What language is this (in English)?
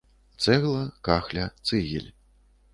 Belarusian